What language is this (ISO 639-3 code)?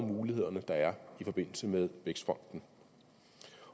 dan